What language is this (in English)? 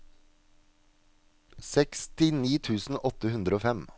Norwegian